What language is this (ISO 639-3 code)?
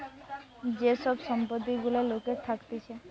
ben